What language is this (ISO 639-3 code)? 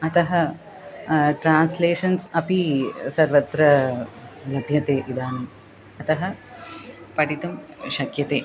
san